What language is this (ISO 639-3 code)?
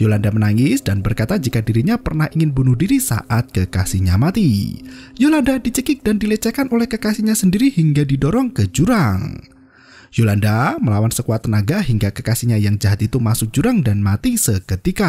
ind